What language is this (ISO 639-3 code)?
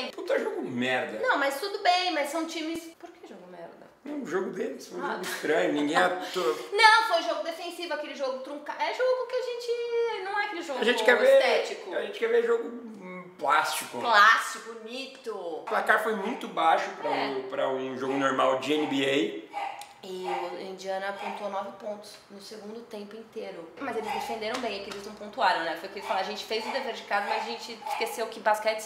por